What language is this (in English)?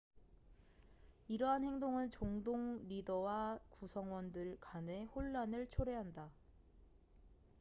Korean